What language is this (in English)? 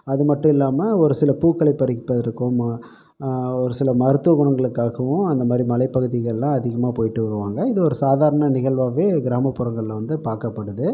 Tamil